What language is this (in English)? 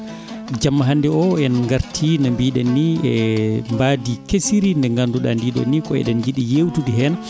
Fula